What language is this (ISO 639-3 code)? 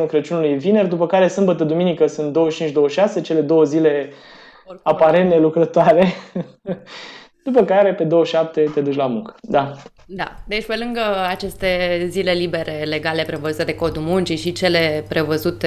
ron